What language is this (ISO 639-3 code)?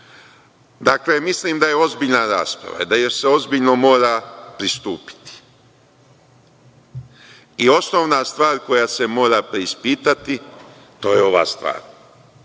srp